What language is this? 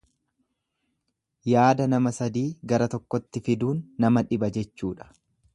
Oromo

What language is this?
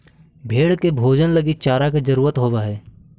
Magahi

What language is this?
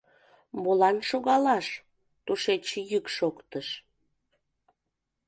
Mari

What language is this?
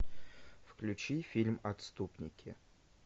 Russian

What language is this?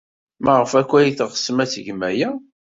Kabyle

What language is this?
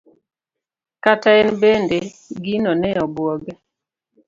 Luo (Kenya and Tanzania)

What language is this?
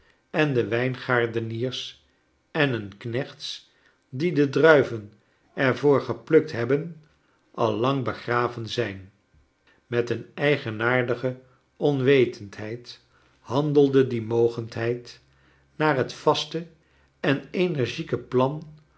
Dutch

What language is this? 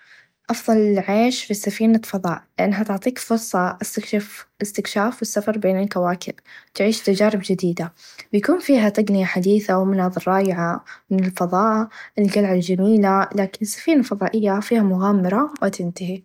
Najdi Arabic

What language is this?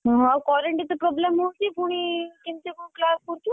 Odia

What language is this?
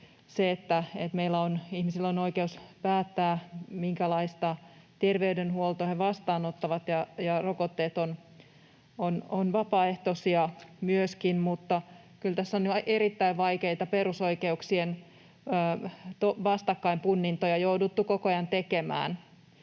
Finnish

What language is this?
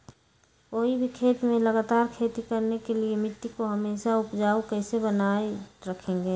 Magahi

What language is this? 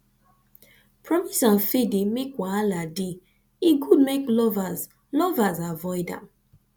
Nigerian Pidgin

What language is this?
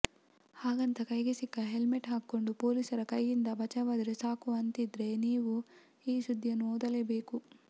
Kannada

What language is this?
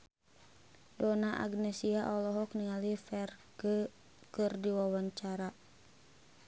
Sundanese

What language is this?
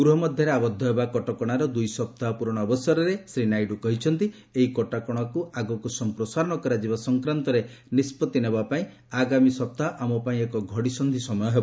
Odia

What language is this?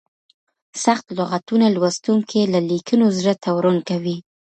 Pashto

